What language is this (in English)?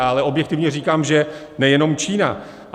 Czech